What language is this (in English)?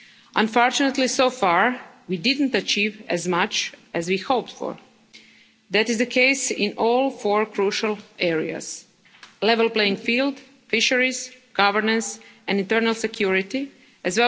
English